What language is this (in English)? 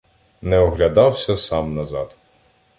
Ukrainian